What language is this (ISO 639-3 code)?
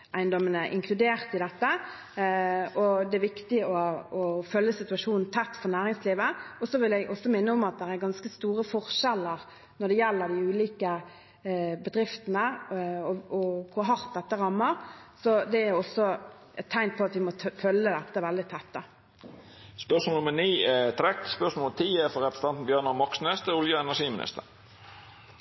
nor